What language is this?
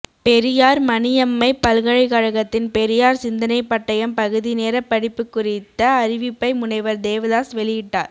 Tamil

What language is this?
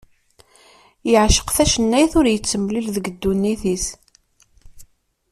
Kabyle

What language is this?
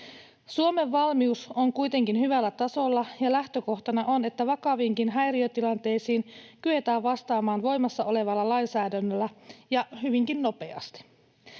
Finnish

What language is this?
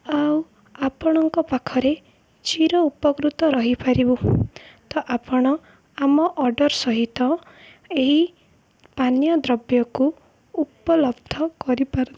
Odia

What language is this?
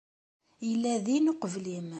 Kabyle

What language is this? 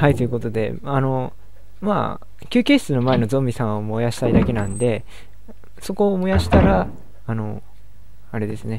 Japanese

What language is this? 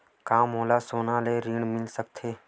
Chhattisgarhi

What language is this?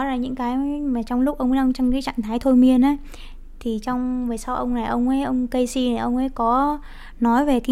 Vietnamese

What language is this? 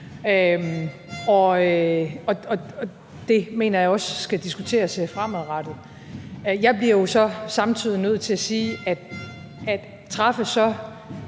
Danish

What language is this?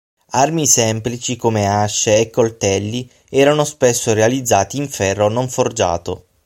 Italian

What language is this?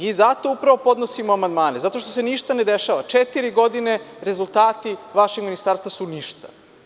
Serbian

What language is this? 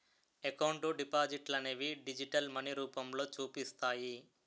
Telugu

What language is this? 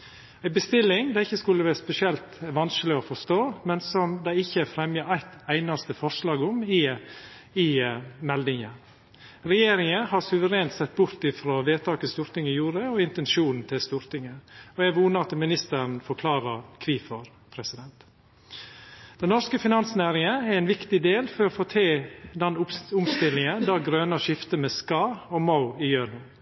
Norwegian Nynorsk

